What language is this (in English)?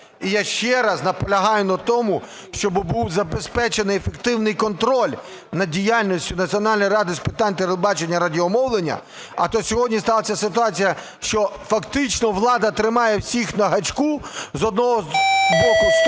Ukrainian